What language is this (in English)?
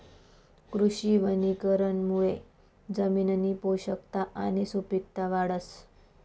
Marathi